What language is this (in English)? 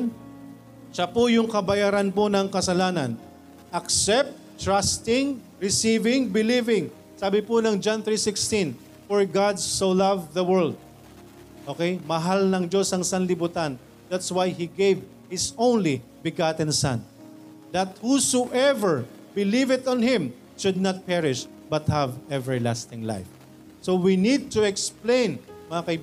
Filipino